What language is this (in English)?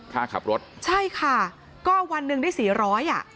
Thai